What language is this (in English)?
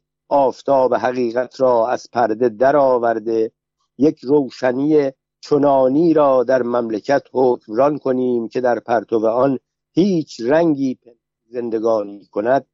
Persian